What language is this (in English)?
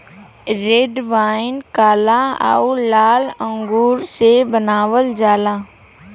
Bhojpuri